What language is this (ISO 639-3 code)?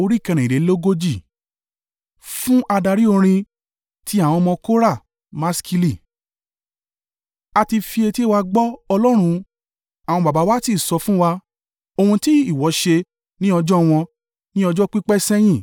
yor